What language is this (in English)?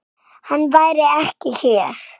Icelandic